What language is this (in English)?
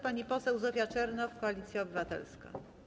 Polish